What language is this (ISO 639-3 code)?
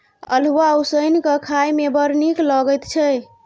mai